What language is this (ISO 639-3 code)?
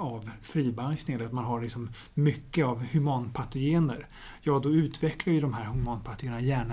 swe